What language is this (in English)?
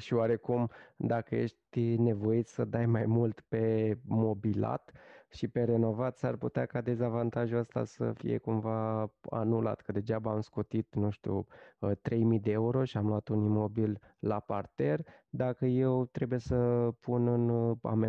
Romanian